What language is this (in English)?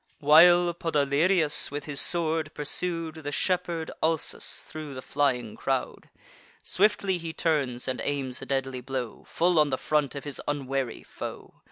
English